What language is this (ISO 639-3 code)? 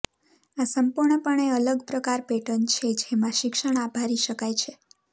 guj